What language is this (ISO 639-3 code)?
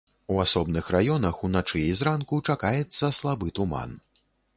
bel